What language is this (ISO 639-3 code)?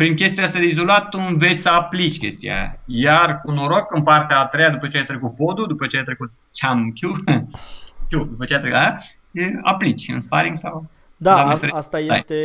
ron